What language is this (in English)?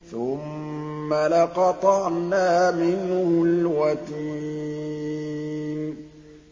Arabic